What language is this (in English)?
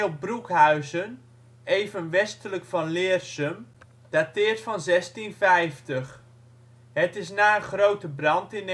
Dutch